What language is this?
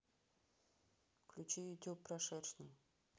Russian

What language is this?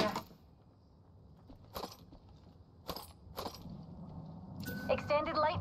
Turkish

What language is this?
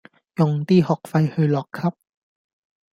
Cantonese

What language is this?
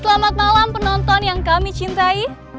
Indonesian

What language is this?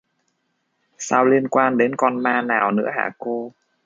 Vietnamese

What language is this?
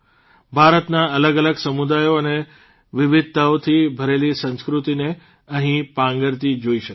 Gujarati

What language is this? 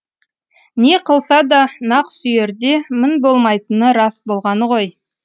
Kazakh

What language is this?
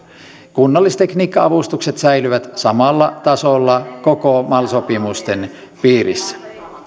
Finnish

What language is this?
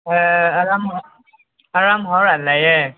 Manipuri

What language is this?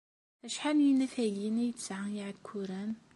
Kabyle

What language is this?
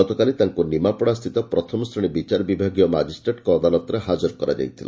Odia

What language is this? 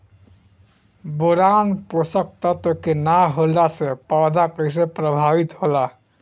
Bhojpuri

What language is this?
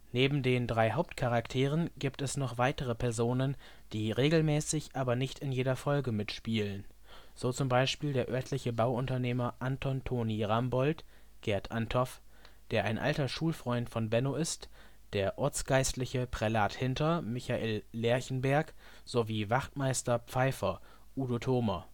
German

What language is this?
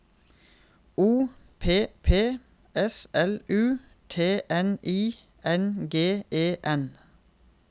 Norwegian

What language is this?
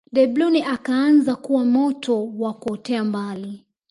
Swahili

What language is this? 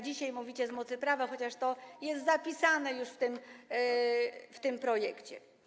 Polish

